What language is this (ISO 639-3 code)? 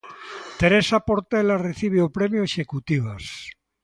glg